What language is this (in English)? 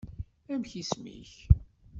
Kabyle